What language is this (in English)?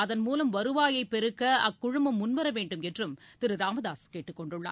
Tamil